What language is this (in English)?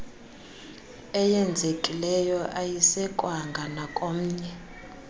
Xhosa